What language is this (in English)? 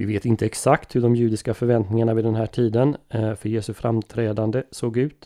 Swedish